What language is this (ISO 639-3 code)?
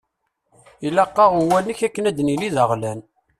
kab